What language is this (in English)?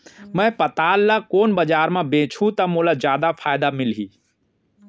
Chhattisgarhi